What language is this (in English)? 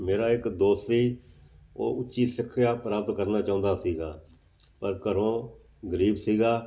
Punjabi